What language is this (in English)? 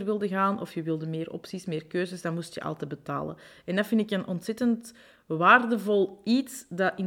Dutch